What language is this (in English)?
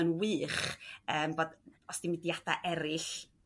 Welsh